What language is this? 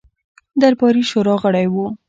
Pashto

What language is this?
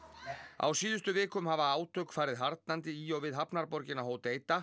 Icelandic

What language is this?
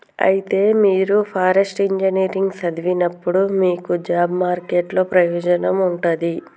Telugu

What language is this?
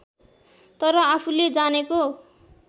Nepali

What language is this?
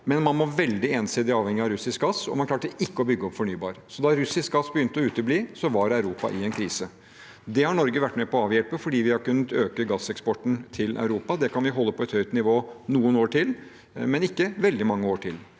Norwegian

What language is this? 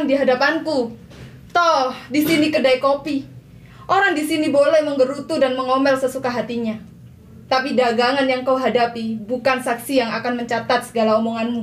Indonesian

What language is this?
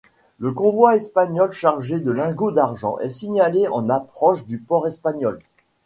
French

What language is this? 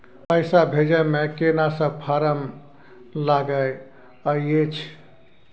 Maithili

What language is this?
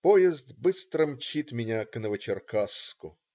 Russian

